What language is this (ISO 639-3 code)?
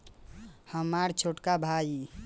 bho